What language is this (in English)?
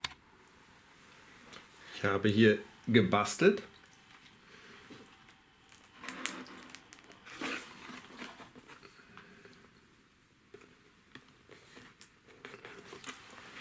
German